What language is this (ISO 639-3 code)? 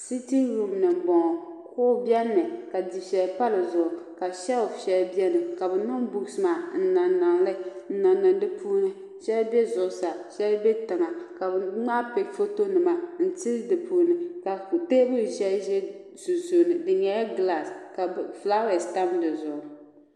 dag